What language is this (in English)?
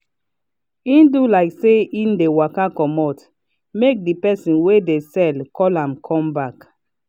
Nigerian Pidgin